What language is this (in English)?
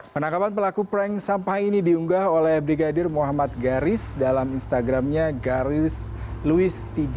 Indonesian